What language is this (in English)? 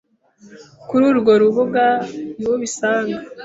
Kinyarwanda